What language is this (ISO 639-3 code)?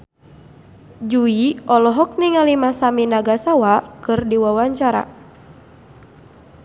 sun